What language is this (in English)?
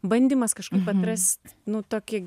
Lithuanian